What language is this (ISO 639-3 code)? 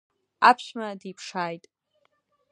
abk